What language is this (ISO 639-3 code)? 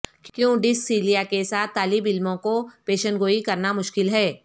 urd